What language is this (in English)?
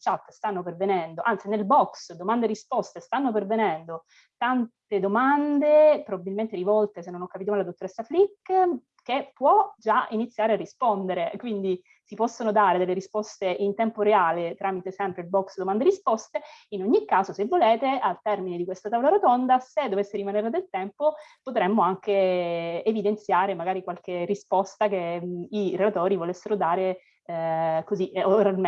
Italian